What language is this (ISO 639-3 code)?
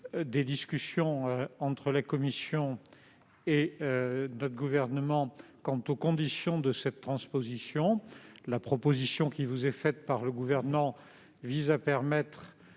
fra